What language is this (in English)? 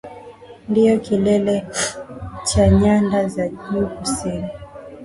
Swahili